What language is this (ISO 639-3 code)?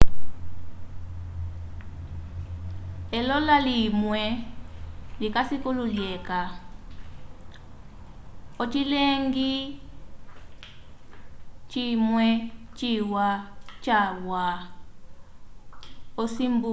umb